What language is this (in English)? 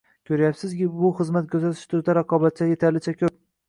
Uzbek